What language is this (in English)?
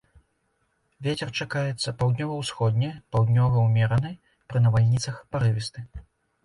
Belarusian